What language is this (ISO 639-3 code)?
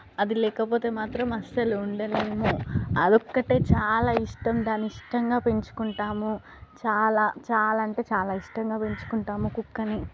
tel